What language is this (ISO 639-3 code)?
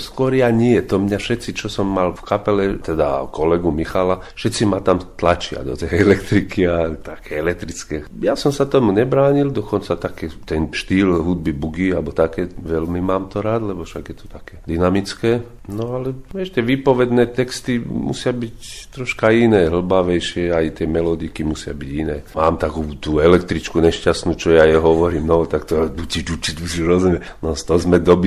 slk